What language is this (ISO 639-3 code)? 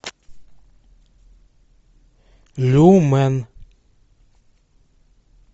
rus